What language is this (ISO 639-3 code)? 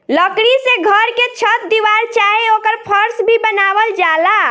bho